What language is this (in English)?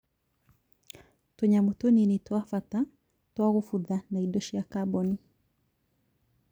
Kikuyu